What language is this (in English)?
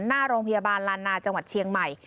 Thai